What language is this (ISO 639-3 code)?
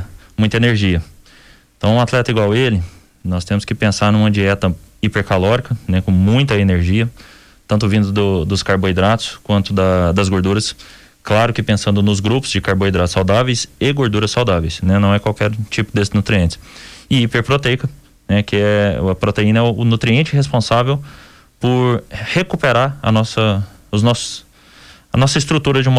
por